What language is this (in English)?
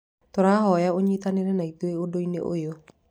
Kikuyu